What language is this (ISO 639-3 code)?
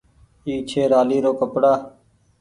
gig